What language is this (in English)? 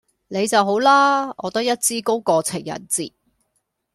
Cantonese